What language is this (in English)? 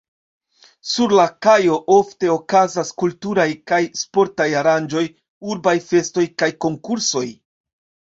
Esperanto